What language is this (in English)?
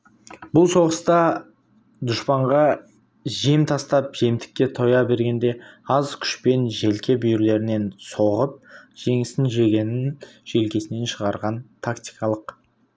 Kazakh